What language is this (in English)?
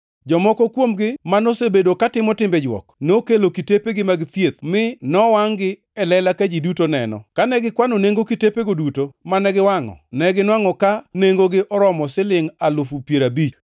Luo (Kenya and Tanzania)